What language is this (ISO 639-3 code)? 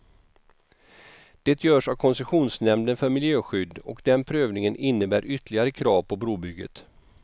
swe